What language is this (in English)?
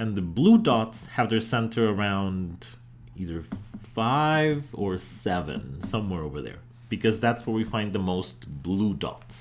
English